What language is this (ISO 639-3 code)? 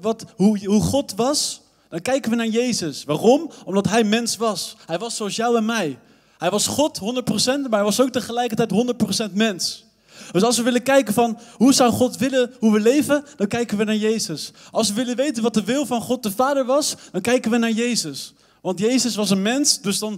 nld